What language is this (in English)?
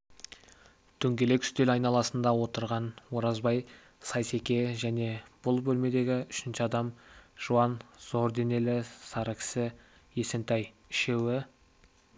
Kazakh